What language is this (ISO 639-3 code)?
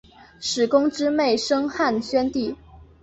zho